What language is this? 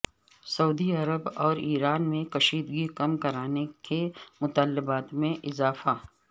Urdu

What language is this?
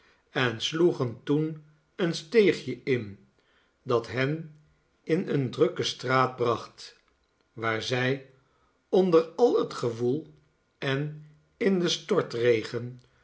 Dutch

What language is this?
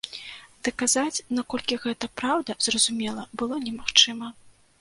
Belarusian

